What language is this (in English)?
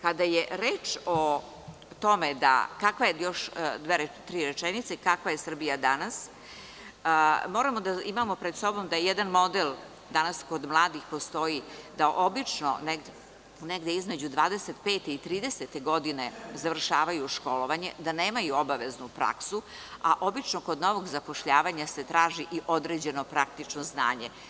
Serbian